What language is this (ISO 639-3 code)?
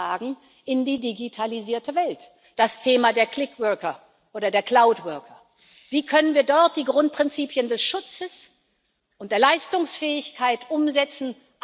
deu